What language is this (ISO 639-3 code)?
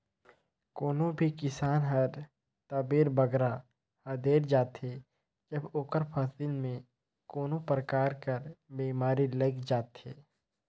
hne